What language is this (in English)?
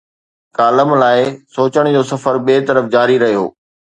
Sindhi